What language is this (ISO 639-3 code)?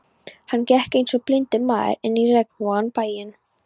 isl